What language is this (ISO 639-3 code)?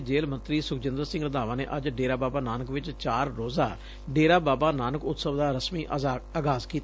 pan